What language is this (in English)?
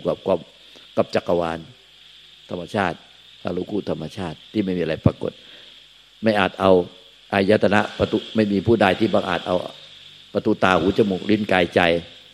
Thai